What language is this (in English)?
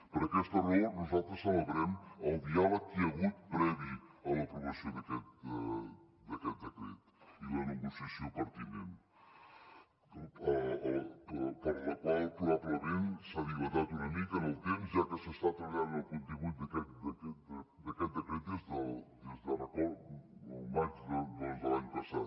Catalan